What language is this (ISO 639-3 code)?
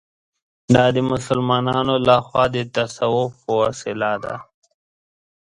pus